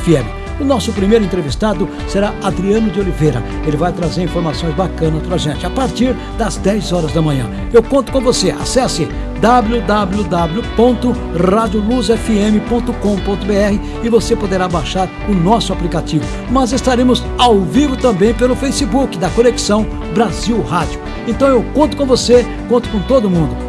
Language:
Portuguese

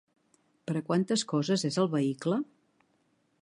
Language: Catalan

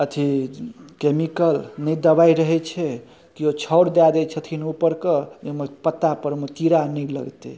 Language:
Maithili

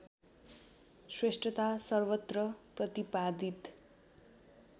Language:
Nepali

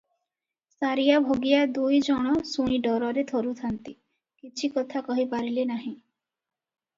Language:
Odia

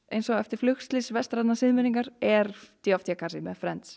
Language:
Icelandic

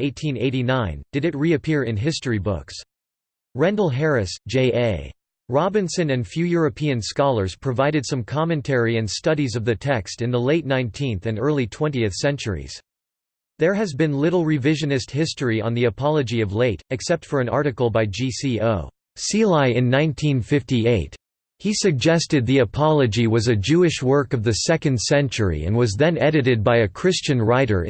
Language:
English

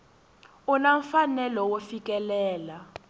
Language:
Tsonga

